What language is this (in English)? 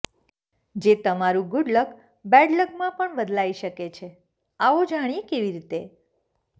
Gujarati